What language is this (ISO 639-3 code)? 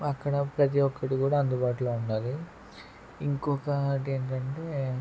tel